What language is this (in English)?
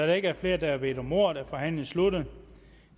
Danish